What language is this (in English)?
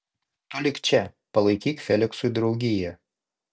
Lithuanian